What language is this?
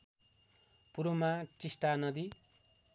Nepali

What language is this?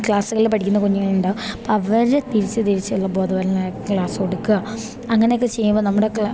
Malayalam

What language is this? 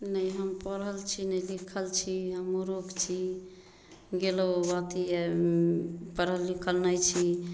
Maithili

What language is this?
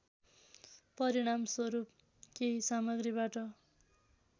Nepali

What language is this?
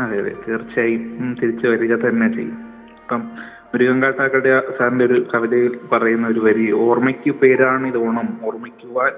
Malayalam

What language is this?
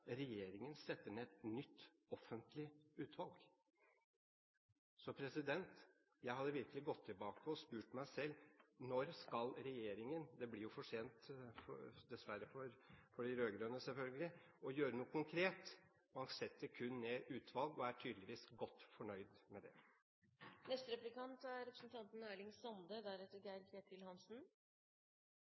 Norwegian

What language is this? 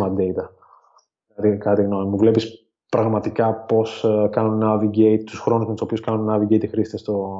Greek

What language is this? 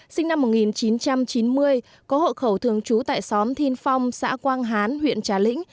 Vietnamese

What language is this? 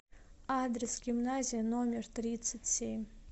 Russian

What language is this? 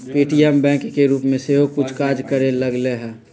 Magahi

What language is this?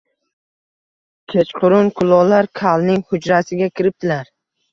Uzbek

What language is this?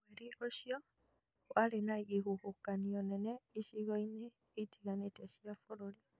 Kikuyu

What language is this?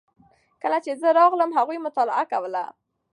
Pashto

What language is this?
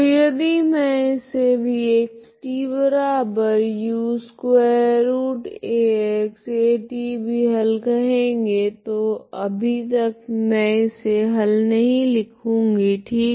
Hindi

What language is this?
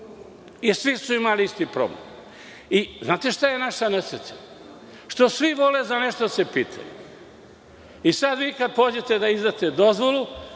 Serbian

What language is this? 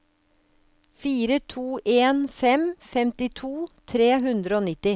Norwegian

